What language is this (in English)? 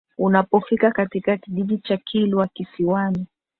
Swahili